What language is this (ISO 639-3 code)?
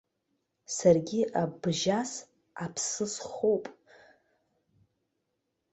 abk